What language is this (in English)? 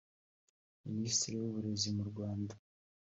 Kinyarwanda